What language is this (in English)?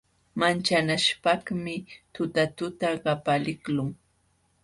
Jauja Wanca Quechua